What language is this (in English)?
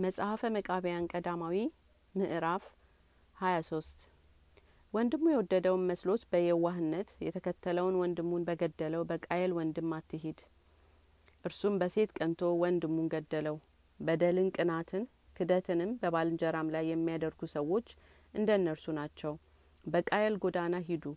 Amharic